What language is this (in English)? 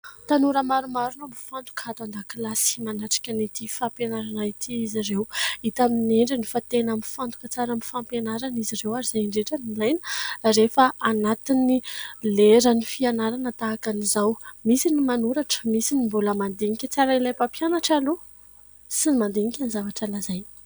Malagasy